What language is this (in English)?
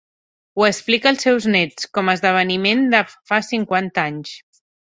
Catalan